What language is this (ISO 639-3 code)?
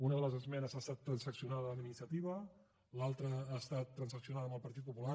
cat